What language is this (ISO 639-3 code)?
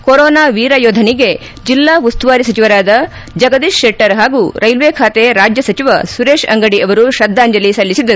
kan